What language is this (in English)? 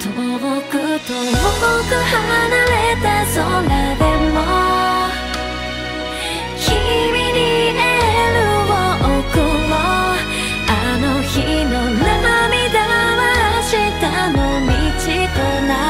Vietnamese